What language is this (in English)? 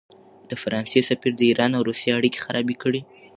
Pashto